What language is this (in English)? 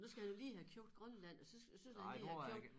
Danish